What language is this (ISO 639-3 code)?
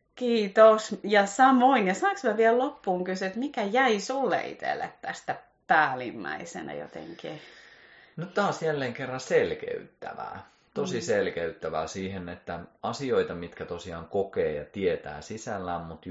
fin